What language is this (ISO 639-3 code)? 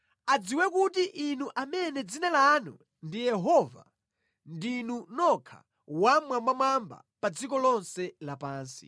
nya